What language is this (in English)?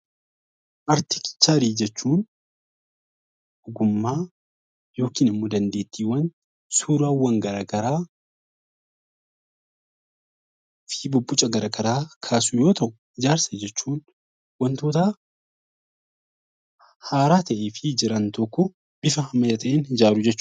Oromo